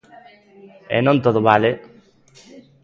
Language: Galician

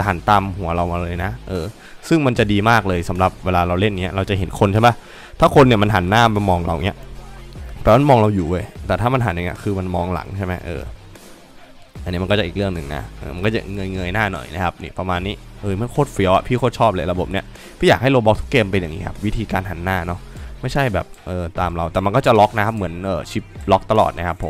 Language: Thai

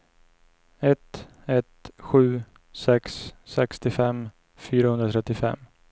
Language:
Swedish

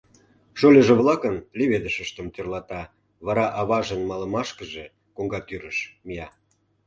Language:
Mari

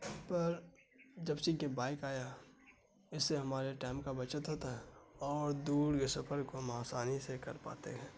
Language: Urdu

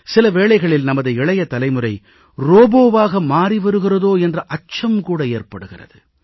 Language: Tamil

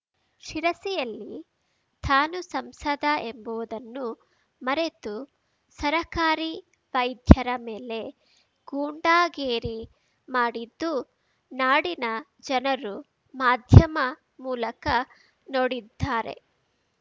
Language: Kannada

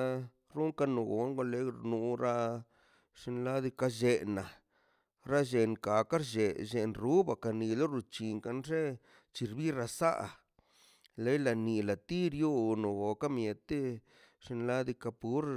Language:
Mazaltepec Zapotec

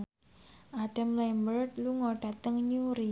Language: Javanese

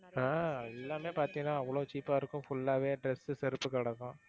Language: Tamil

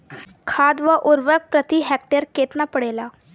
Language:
Bhojpuri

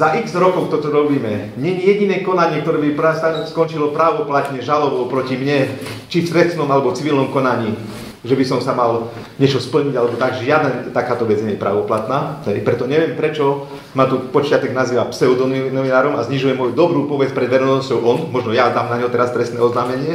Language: Slovak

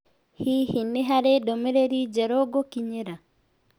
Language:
Kikuyu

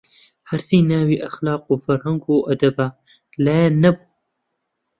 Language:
Central Kurdish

